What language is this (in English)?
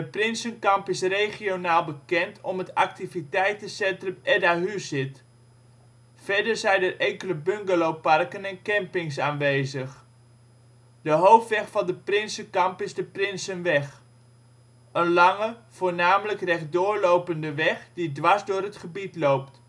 Dutch